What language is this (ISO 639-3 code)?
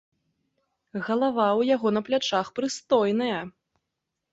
bel